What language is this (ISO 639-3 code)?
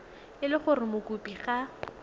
tsn